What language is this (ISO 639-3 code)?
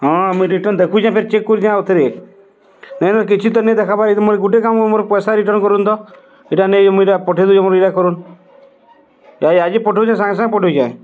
ori